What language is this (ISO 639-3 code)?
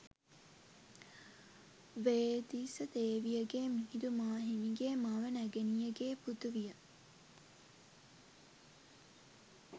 sin